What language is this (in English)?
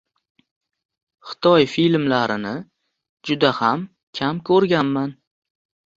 Uzbek